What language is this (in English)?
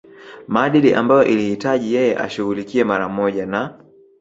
Swahili